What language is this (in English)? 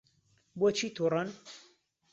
Central Kurdish